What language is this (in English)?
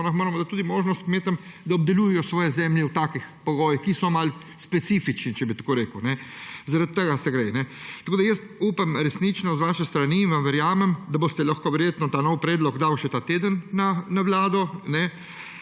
Slovenian